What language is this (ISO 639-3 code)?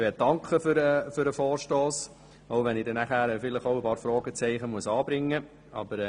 gsw